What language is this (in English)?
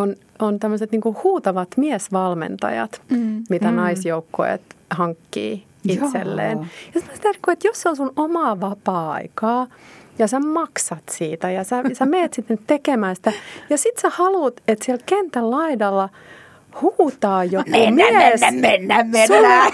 Finnish